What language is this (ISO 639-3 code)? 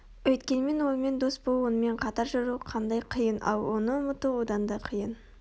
kaz